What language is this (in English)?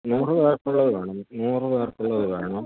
Malayalam